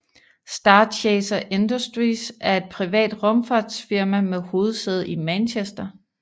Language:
Danish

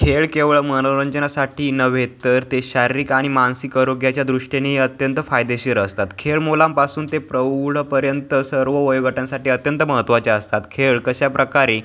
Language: Marathi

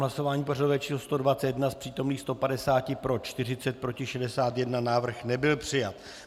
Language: Czech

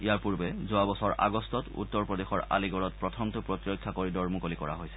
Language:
Assamese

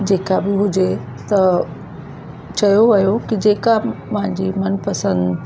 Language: Sindhi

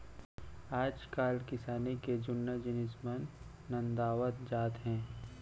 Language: Chhattisgarhi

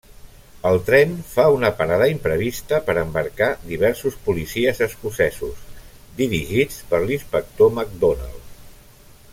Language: Catalan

